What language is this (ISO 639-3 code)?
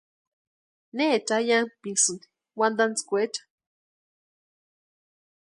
pua